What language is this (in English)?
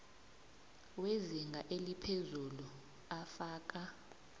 South Ndebele